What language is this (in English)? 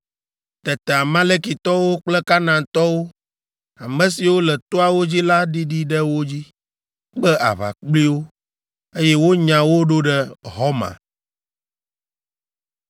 Ewe